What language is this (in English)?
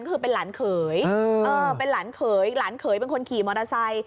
Thai